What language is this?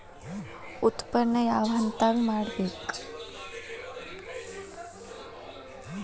Kannada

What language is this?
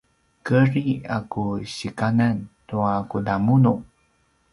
Paiwan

